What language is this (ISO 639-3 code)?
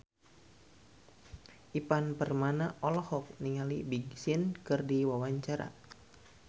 sun